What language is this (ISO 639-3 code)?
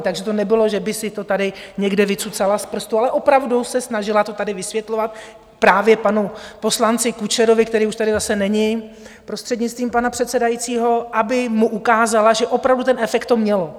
ces